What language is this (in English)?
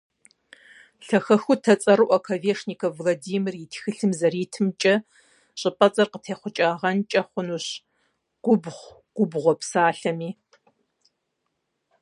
Kabardian